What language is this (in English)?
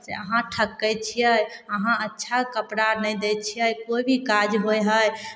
Maithili